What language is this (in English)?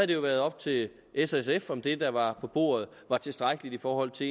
Danish